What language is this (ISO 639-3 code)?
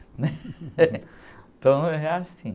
por